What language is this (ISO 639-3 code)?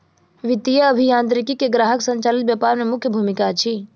mai